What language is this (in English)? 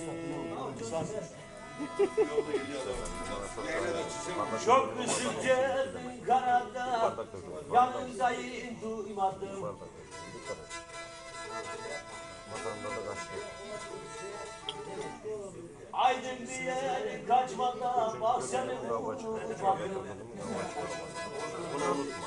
Turkish